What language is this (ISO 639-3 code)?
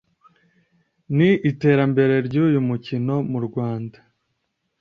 kin